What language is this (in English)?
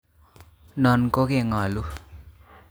Kalenjin